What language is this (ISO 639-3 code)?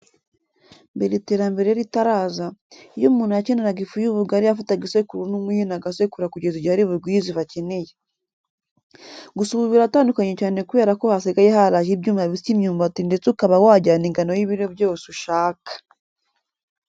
kin